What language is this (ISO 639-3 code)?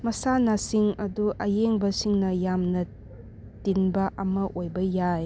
mni